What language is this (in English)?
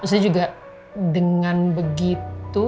Indonesian